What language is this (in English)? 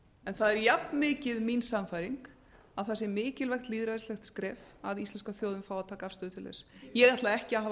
Icelandic